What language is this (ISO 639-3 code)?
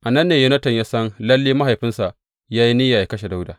hau